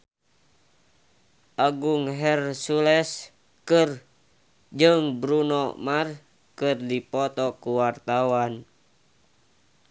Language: Sundanese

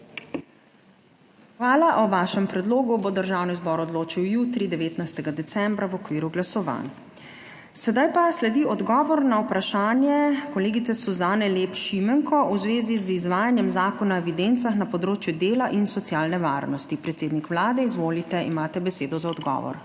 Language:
Slovenian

